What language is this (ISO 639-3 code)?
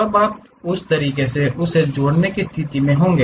hin